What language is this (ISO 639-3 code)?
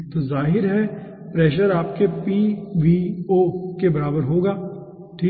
hin